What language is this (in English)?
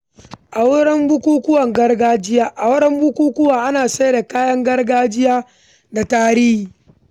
Hausa